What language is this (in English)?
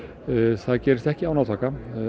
Icelandic